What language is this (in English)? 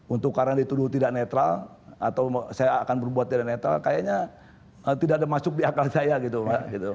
Indonesian